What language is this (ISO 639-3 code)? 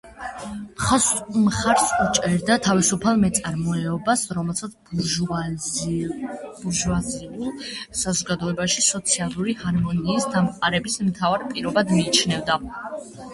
kat